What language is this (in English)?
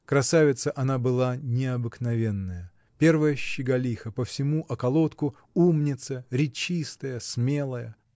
Russian